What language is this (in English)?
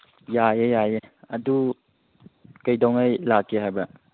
Manipuri